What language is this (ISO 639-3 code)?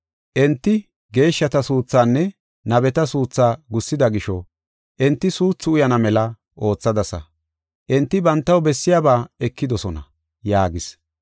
gof